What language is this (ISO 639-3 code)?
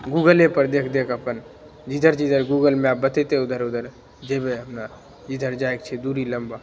mai